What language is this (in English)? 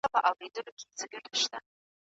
Pashto